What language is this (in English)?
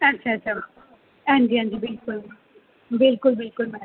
Dogri